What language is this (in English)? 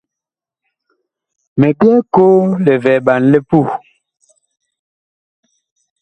Bakoko